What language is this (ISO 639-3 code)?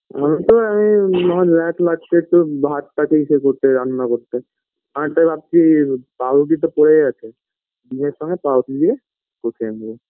ben